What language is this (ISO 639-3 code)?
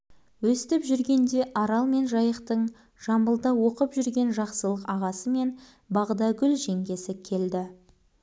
kaz